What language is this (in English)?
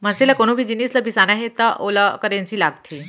Chhattisgarhi